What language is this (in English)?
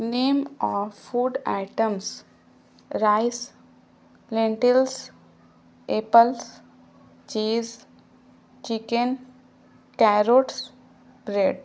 Urdu